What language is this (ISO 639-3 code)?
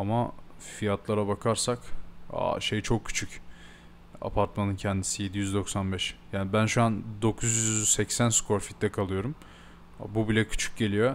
tur